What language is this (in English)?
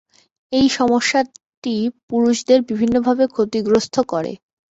Bangla